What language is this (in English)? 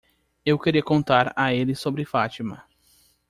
Portuguese